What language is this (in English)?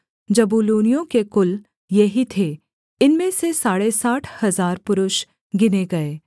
Hindi